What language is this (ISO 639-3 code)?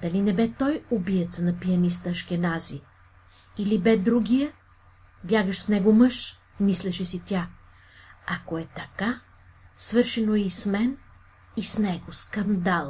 bul